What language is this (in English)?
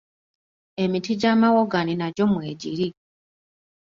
Ganda